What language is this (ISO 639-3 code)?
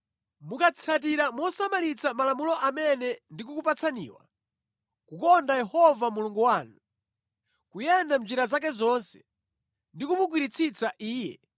nya